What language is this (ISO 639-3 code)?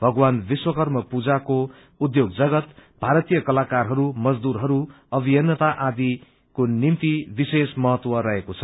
nep